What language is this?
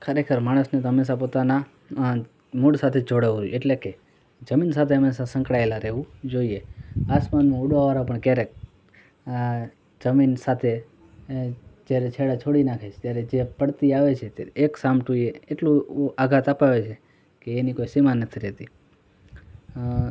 Gujarati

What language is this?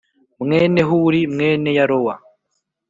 Kinyarwanda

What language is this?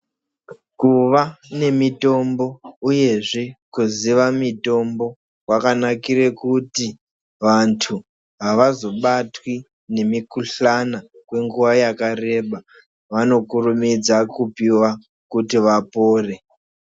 Ndau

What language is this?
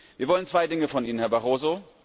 German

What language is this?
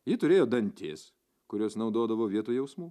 Lithuanian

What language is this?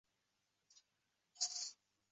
Uzbek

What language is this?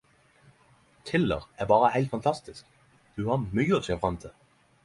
Norwegian Nynorsk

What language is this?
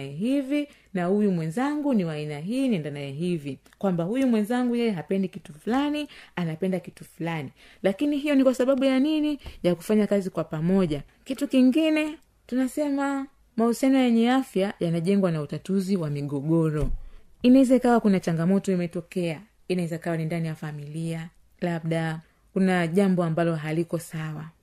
Swahili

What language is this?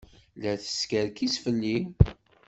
Kabyle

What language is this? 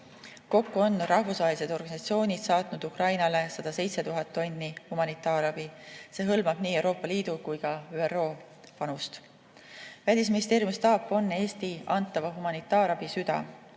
Estonian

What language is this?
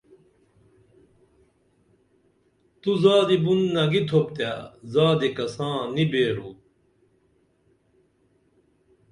Dameli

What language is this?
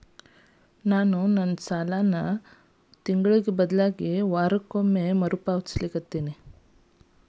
Kannada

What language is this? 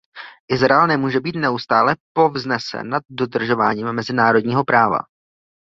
Czech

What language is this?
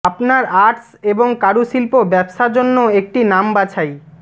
Bangla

